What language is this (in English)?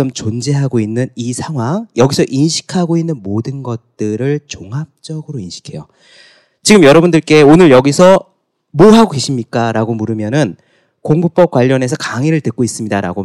Korean